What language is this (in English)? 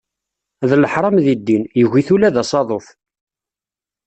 Kabyle